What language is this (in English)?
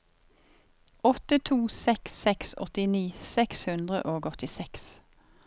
Norwegian